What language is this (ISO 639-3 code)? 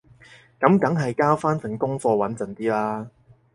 yue